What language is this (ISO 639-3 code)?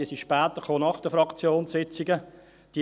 gsw